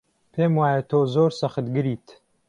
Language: Central Kurdish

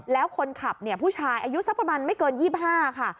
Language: Thai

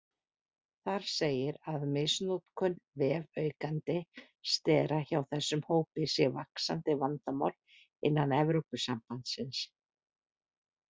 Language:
Icelandic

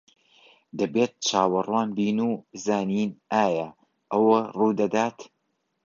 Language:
Central Kurdish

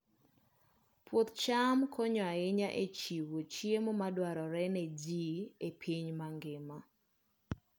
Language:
Luo (Kenya and Tanzania)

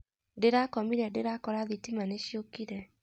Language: Kikuyu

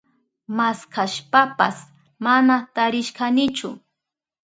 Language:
Southern Pastaza Quechua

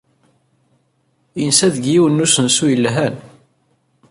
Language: Kabyle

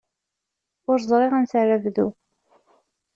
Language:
Kabyle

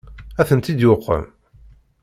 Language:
Kabyle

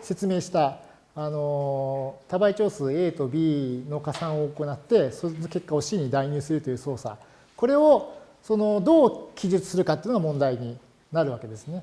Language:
Japanese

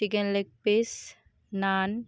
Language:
Odia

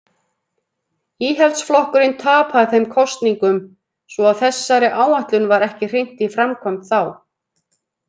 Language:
Icelandic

